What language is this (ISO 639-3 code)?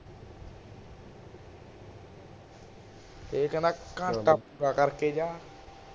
pan